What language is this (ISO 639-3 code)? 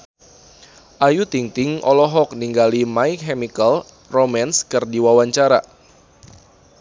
sun